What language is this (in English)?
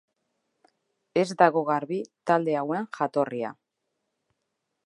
Basque